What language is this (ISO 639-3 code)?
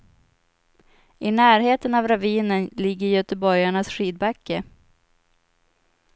swe